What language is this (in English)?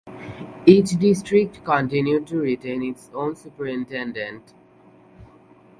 English